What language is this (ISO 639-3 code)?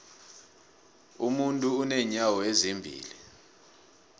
nbl